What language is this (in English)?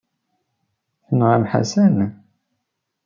Kabyle